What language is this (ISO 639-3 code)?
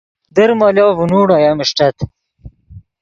ydg